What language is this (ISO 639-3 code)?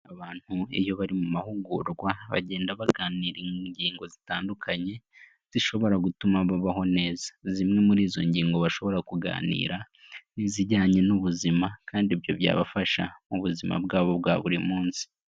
kin